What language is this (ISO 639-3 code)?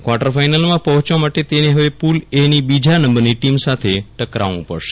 guj